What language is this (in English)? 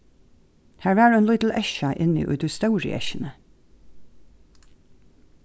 Faroese